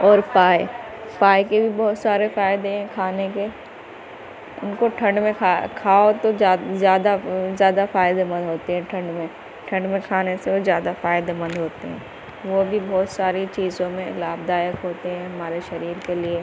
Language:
Urdu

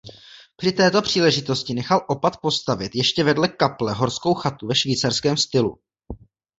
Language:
Czech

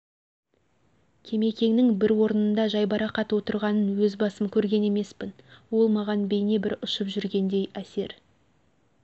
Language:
Kazakh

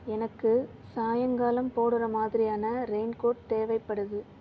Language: Tamil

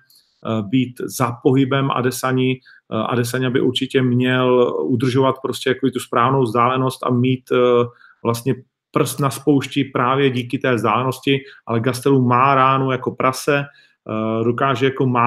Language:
Czech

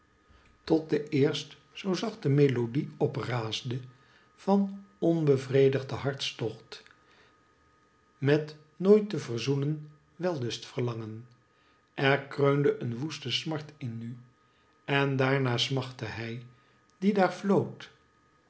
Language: Dutch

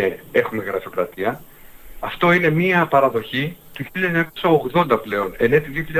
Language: Greek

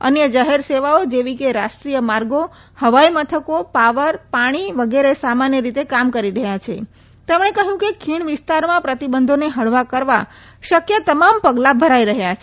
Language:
Gujarati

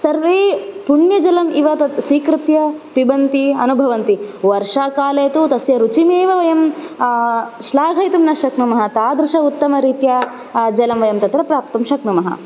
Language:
Sanskrit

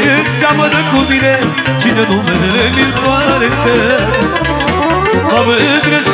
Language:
Romanian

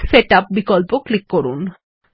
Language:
Bangla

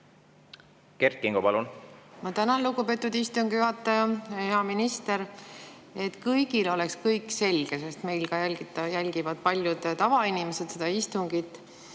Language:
Estonian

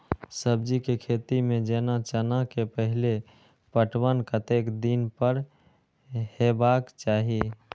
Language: Maithili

